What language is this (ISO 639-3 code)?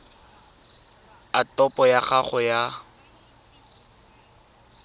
tsn